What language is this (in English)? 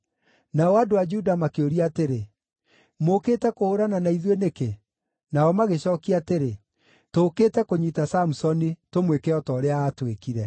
Kikuyu